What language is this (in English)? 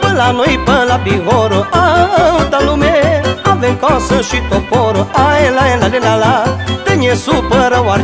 Romanian